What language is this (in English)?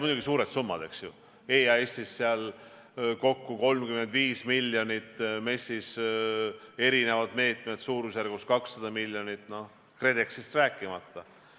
Estonian